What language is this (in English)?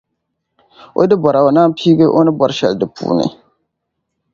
Dagbani